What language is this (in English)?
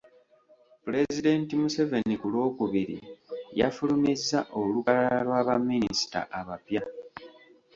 Ganda